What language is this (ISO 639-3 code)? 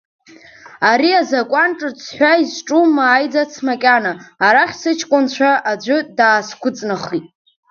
abk